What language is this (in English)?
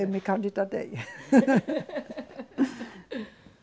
Portuguese